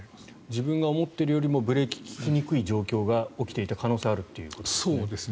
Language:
Japanese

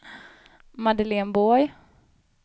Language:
Swedish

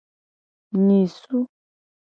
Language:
Gen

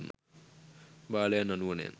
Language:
Sinhala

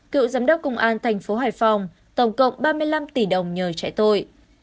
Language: Vietnamese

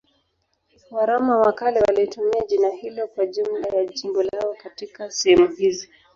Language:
Swahili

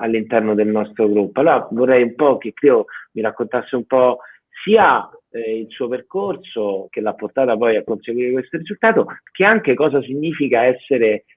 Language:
Italian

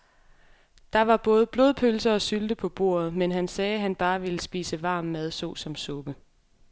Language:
Danish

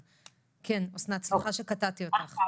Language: Hebrew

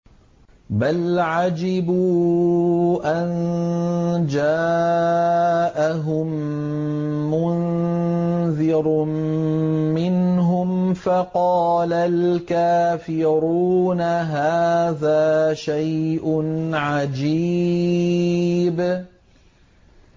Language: Arabic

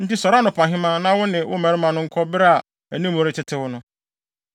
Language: Akan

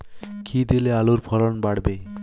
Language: Bangla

